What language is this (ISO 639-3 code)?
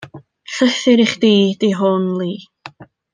cym